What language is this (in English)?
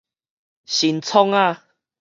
Min Nan Chinese